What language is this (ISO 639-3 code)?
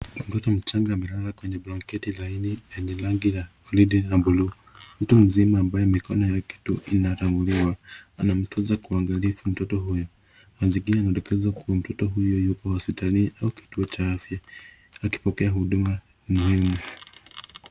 swa